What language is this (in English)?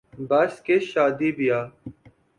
Urdu